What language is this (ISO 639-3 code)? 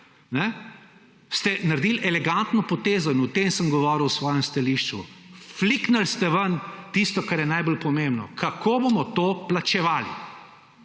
slv